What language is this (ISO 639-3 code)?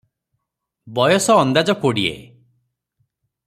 ori